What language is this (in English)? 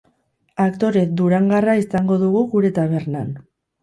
Basque